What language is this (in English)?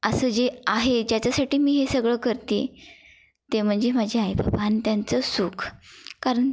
Marathi